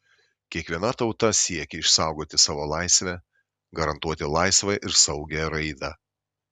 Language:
Lithuanian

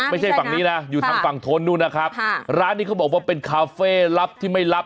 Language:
Thai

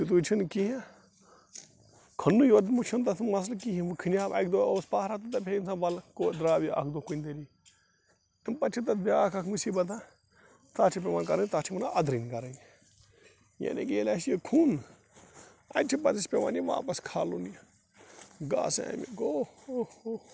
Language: Kashmiri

